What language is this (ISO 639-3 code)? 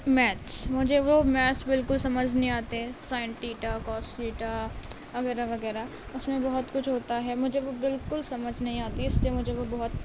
urd